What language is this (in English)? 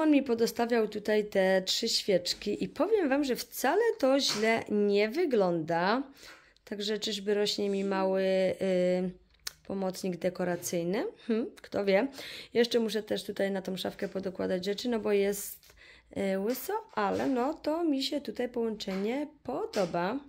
Polish